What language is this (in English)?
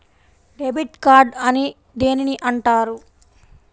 Telugu